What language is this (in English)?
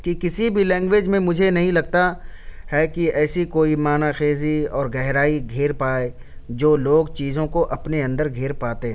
Urdu